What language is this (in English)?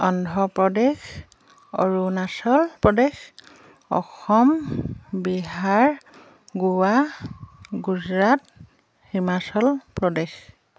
Assamese